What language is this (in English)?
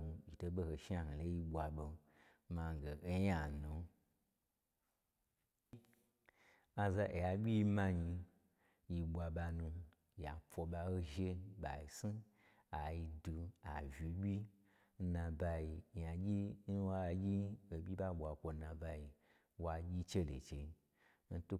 Gbagyi